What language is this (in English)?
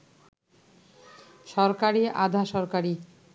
Bangla